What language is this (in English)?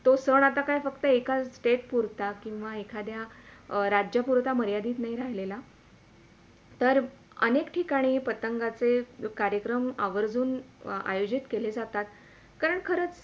Marathi